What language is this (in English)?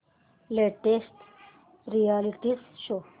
Marathi